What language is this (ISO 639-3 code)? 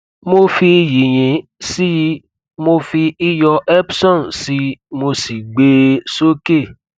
yor